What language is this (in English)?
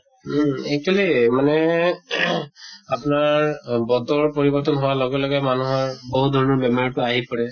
Assamese